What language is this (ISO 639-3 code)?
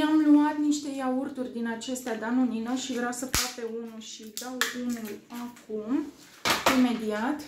ron